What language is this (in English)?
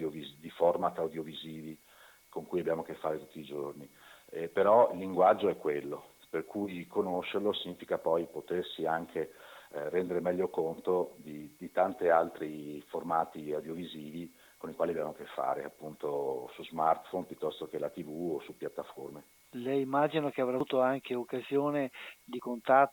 Italian